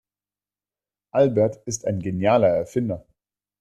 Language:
German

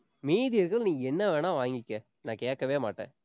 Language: Tamil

